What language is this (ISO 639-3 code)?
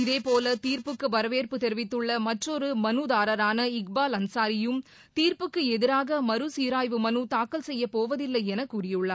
tam